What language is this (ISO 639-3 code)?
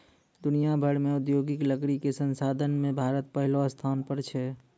mai